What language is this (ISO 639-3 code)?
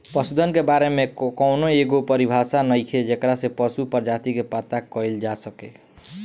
bho